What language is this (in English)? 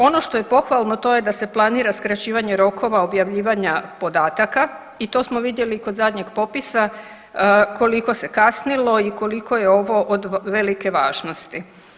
Croatian